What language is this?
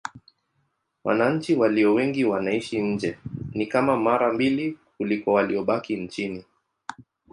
Swahili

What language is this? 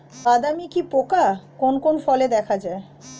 Bangla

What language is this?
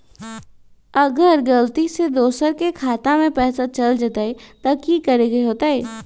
Magahi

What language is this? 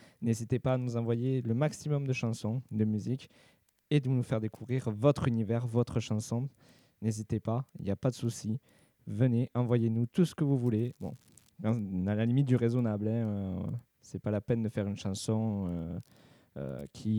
French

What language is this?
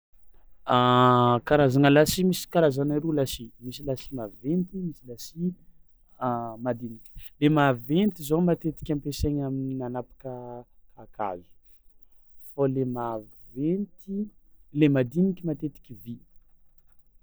Tsimihety Malagasy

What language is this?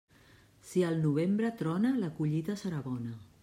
Catalan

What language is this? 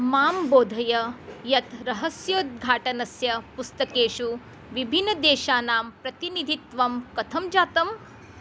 Sanskrit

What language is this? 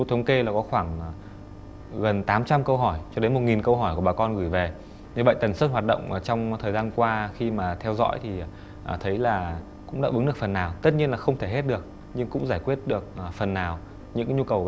Vietnamese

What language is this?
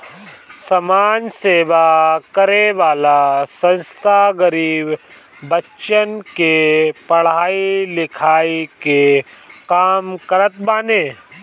Bhojpuri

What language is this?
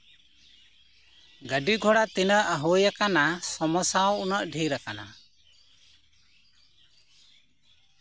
Santali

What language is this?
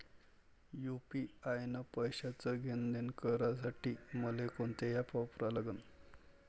Marathi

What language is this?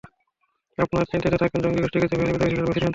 Bangla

